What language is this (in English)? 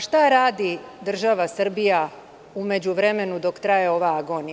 Serbian